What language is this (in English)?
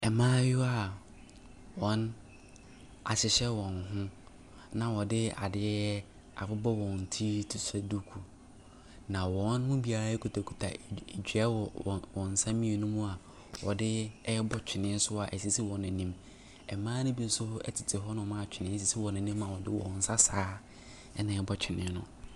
Akan